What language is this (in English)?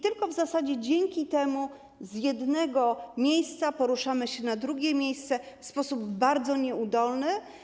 Polish